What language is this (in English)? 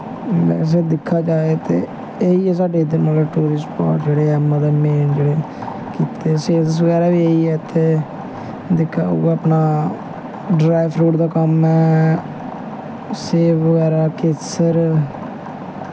Dogri